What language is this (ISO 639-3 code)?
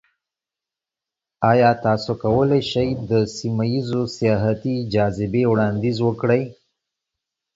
pus